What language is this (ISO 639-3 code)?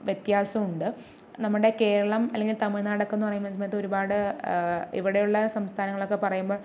mal